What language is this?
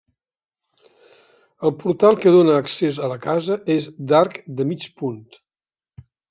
Catalan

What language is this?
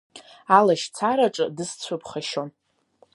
Abkhazian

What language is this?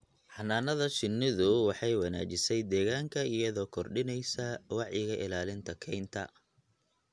Somali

